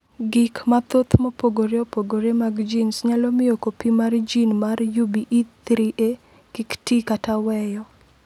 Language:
Luo (Kenya and Tanzania)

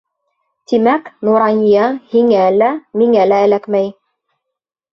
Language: Bashkir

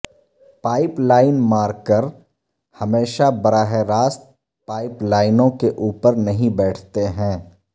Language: Urdu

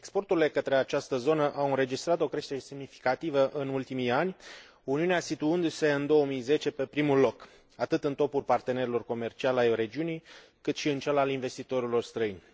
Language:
Romanian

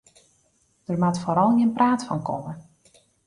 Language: Western Frisian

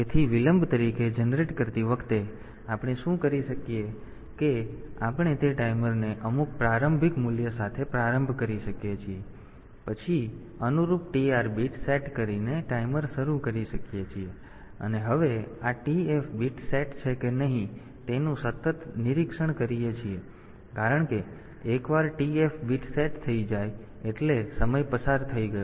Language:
Gujarati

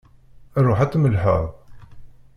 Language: Kabyle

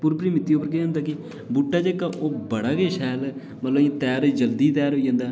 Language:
Dogri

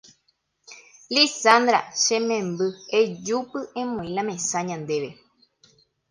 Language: Guarani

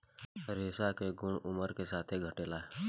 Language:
Bhojpuri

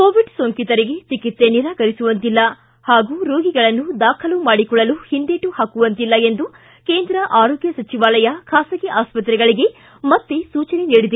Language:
Kannada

